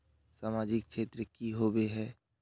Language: Magahi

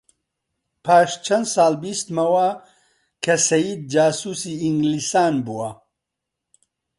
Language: Central Kurdish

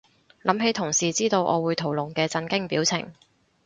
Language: Cantonese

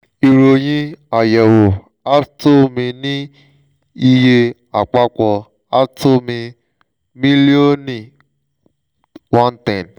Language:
Yoruba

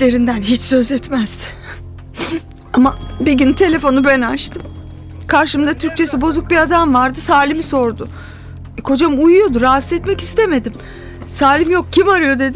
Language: Turkish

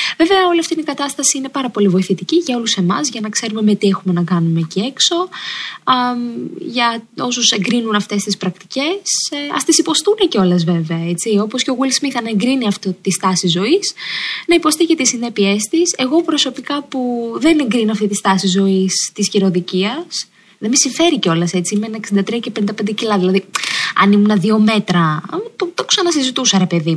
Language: Greek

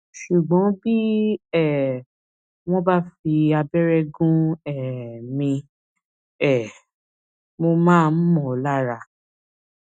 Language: Yoruba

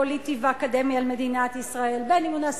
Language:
Hebrew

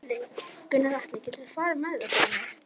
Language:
Icelandic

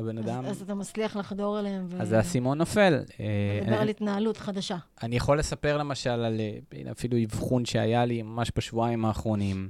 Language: Hebrew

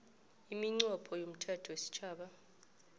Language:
South Ndebele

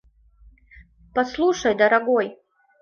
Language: Mari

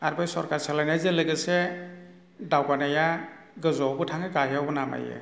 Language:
Bodo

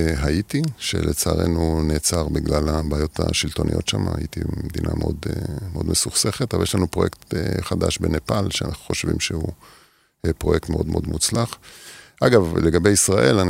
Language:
Hebrew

